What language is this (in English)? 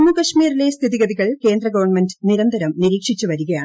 Malayalam